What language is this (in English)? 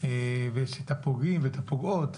Hebrew